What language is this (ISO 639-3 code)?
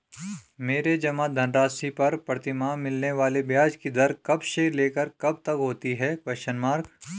hin